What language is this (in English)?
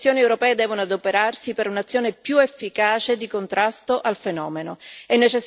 Italian